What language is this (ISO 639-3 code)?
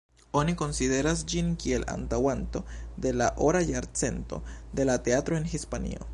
epo